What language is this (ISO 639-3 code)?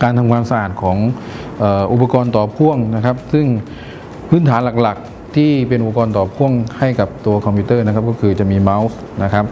tha